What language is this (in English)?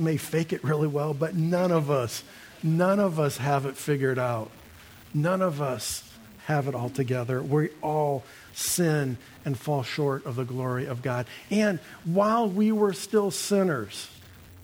English